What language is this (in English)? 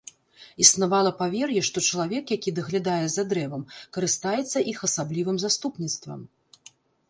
Belarusian